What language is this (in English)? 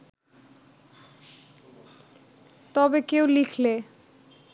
Bangla